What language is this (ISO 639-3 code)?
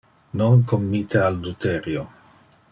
ina